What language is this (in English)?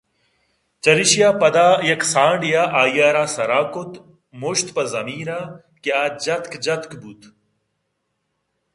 Eastern Balochi